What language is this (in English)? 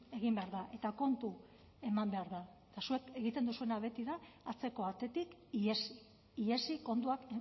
Basque